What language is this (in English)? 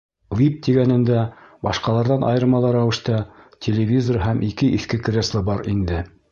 Bashkir